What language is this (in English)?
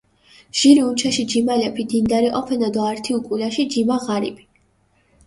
Mingrelian